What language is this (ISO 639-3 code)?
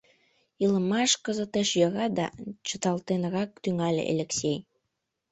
chm